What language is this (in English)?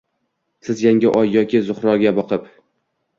Uzbek